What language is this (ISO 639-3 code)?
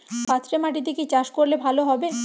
ben